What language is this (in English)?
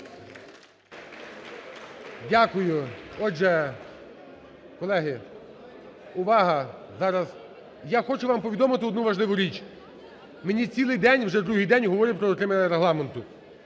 Ukrainian